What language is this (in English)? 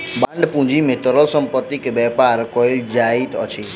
Maithili